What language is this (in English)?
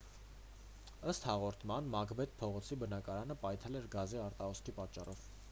Armenian